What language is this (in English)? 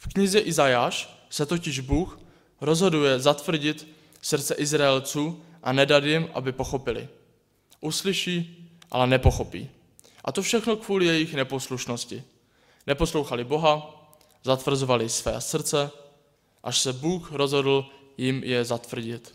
Czech